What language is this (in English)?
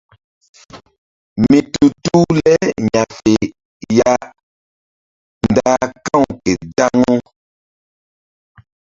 Mbum